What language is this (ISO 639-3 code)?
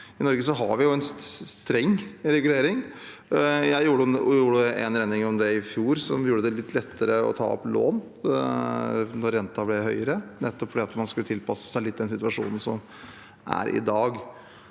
nor